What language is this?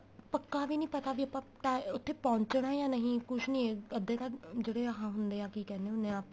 Punjabi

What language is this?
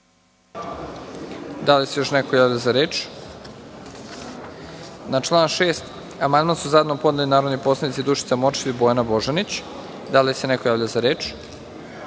Serbian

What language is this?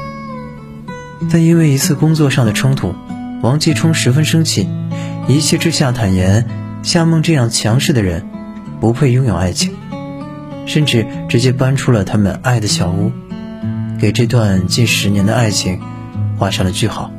Chinese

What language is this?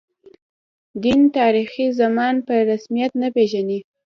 Pashto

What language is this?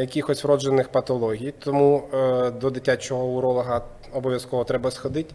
Ukrainian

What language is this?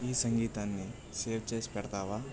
Telugu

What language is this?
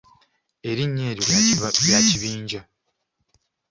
Ganda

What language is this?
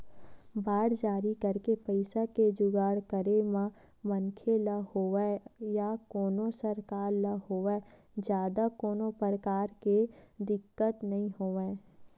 Chhattisgarhi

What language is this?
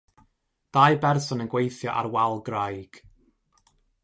Welsh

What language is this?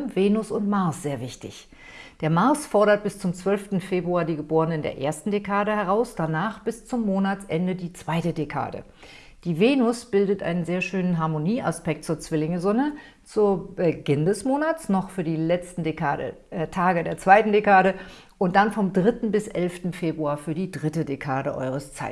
German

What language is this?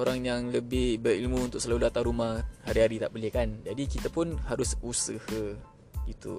Malay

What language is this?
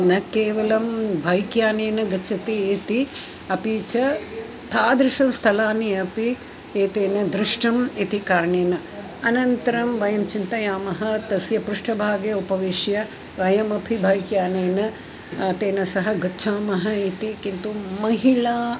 Sanskrit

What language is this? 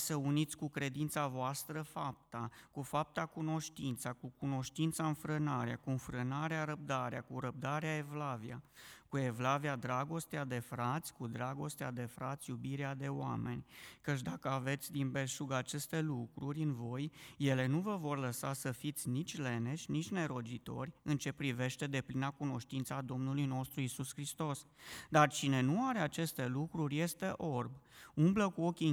Romanian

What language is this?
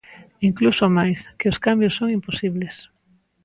Galician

